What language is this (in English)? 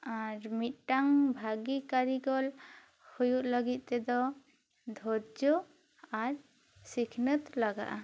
Santali